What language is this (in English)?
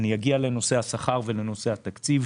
Hebrew